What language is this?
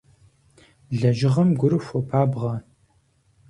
Kabardian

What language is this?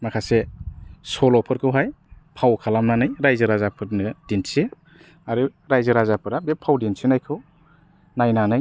Bodo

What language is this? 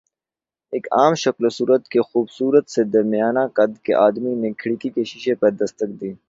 Urdu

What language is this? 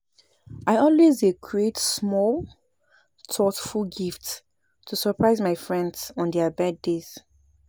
Nigerian Pidgin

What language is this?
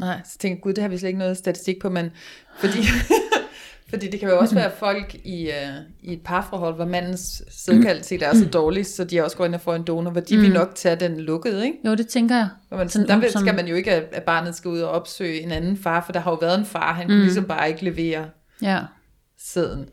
Danish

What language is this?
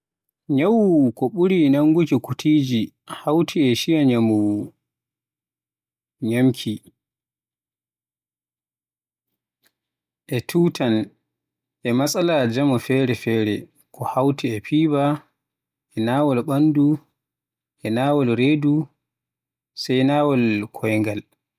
Western Niger Fulfulde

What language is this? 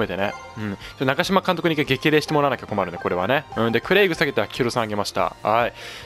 Japanese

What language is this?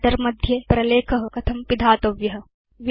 Sanskrit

